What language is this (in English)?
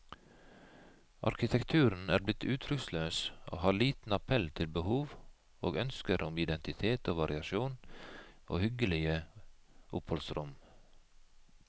Norwegian